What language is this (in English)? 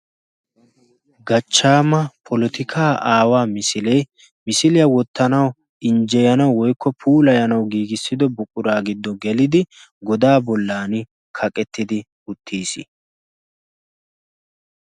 Wolaytta